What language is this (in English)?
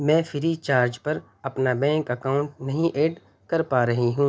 Urdu